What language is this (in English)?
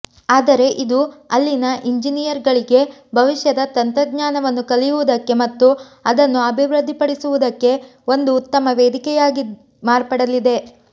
Kannada